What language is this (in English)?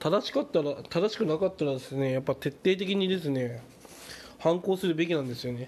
Japanese